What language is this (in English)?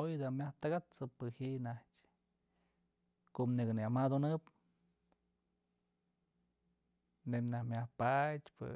Mazatlán Mixe